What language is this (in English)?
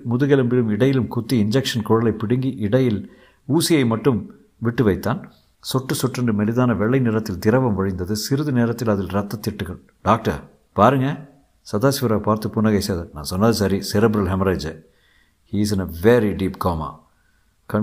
Tamil